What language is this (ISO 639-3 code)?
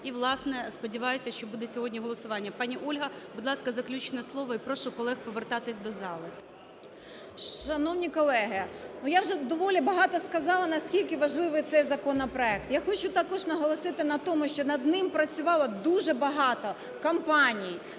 ukr